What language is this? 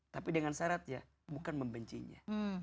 Indonesian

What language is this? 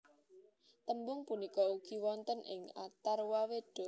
Javanese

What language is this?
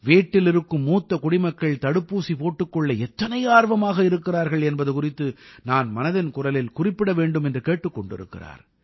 Tamil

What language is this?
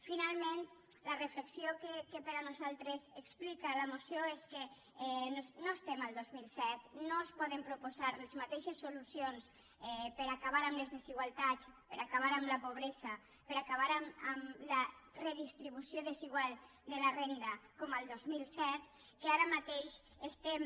Catalan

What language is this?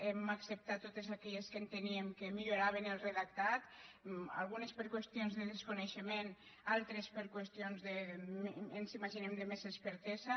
Catalan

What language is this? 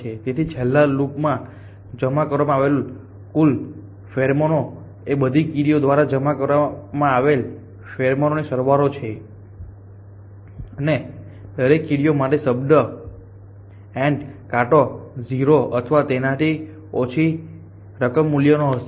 Gujarati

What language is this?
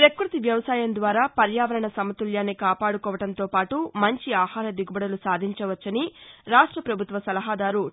Telugu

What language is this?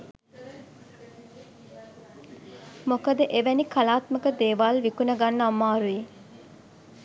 Sinhala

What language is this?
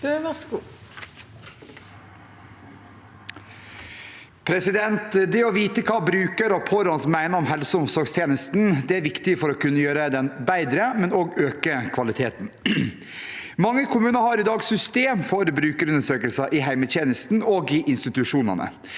Norwegian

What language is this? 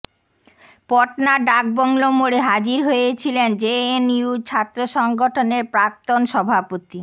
Bangla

